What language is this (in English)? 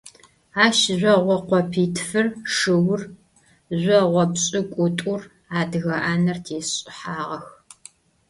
Adyghe